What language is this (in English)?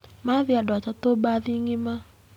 Kikuyu